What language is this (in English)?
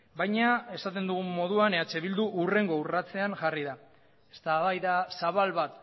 Basque